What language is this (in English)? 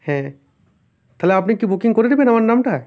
Bangla